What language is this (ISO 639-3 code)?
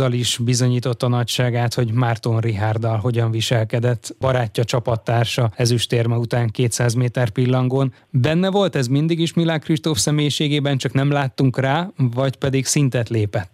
hun